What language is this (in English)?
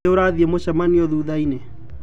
Kikuyu